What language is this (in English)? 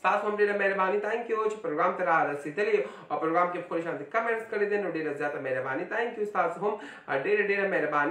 Arabic